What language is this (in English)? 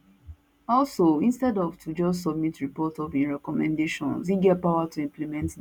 Nigerian Pidgin